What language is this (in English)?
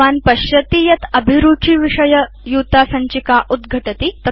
Sanskrit